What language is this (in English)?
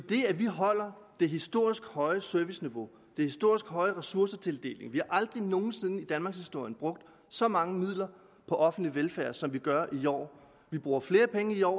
Danish